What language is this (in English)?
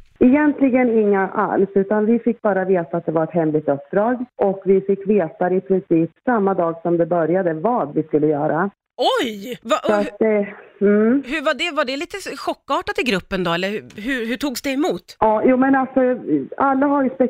Swedish